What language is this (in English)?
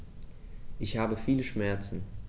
German